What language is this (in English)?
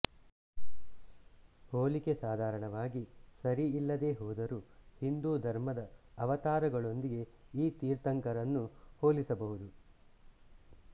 Kannada